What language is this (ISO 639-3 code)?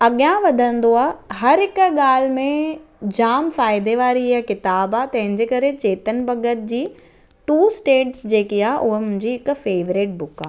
snd